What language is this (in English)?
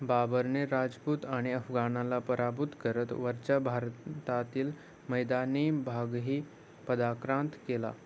Marathi